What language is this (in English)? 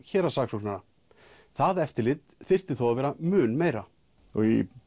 Icelandic